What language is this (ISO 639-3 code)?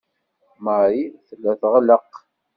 kab